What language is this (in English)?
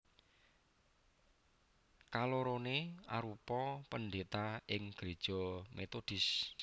Javanese